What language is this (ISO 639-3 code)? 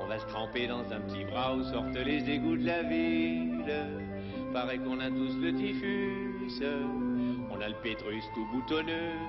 fra